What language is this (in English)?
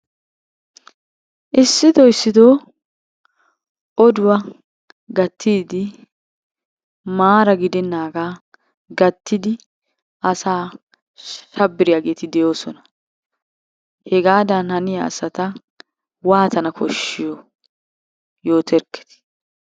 Wolaytta